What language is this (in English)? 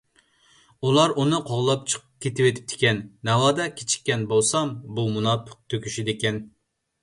Uyghur